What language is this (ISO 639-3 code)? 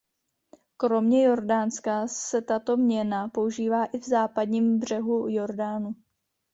ces